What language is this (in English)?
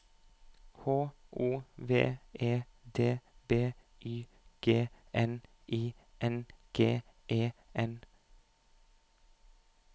Norwegian